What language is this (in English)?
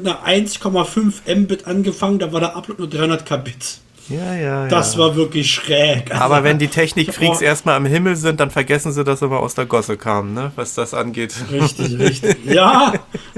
German